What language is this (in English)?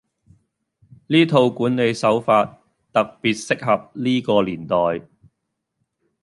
Cantonese